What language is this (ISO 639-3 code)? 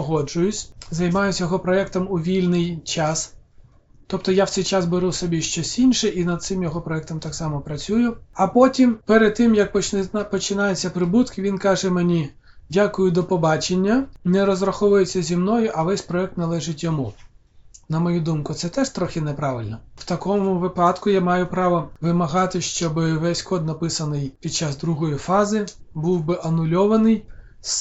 ukr